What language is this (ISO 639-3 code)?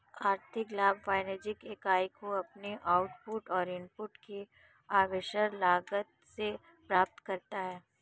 hin